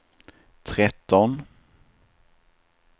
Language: Swedish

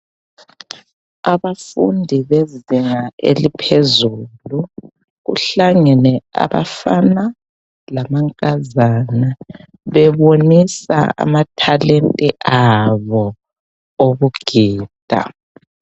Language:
North Ndebele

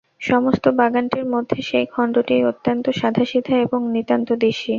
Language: Bangla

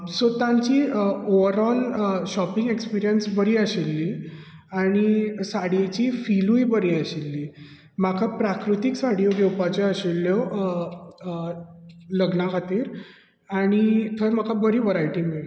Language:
Konkani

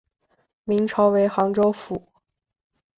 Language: Chinese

